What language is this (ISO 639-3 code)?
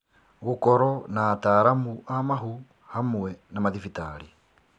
kik